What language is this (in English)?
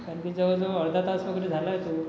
Marathi